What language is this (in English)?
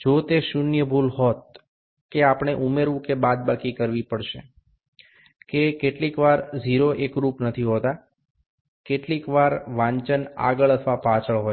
Gujarati